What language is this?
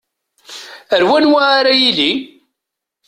Kabyle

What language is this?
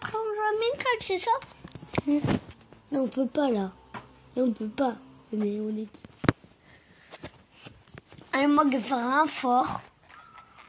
French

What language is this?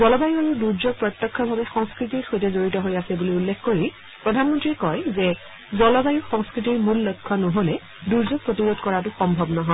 Assamese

